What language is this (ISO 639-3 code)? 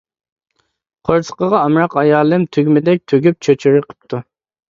uig